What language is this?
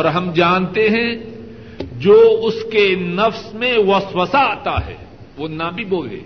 Urdu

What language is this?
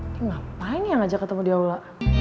Indonesian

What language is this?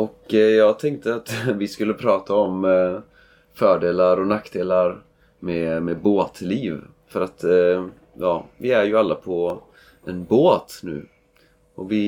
Swedish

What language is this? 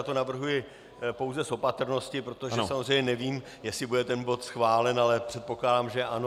Czech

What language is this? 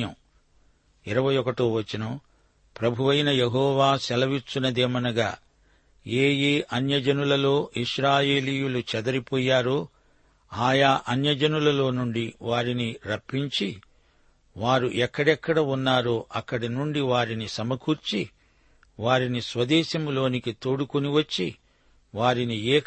Telugu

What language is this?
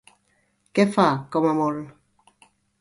Catalan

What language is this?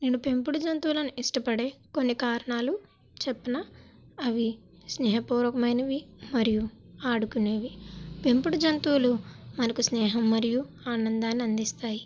Telugu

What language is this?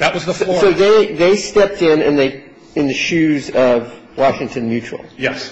English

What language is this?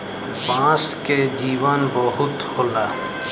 Bhojpuri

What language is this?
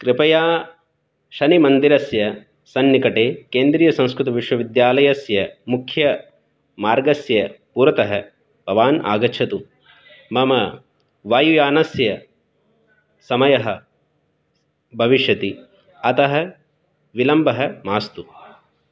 Sanskrit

